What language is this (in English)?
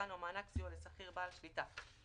Hebrew